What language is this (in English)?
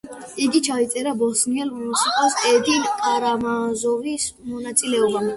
Georgian